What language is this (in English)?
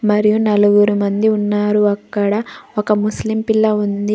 Telugu